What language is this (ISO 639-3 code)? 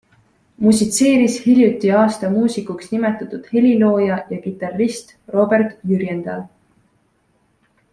est